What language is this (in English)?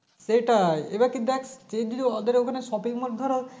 Bangla